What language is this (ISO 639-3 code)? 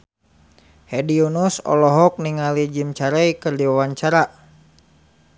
sun